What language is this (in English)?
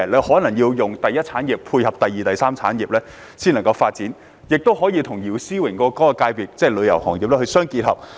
Cantonese